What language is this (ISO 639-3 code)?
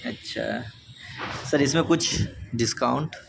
urd